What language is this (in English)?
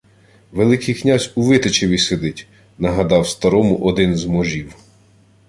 Ukrainian